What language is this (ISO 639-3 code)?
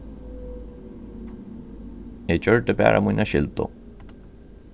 fao